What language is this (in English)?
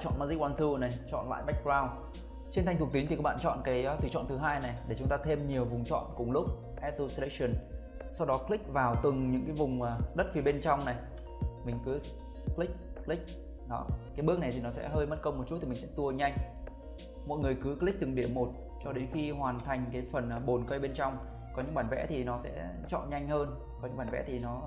Vietnamese